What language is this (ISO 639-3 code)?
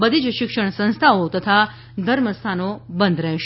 guj